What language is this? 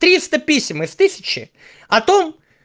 Russian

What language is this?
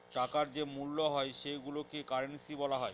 Bangla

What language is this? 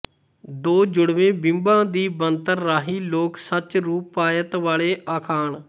Punjabi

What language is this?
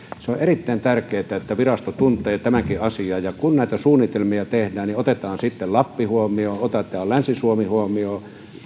Finnish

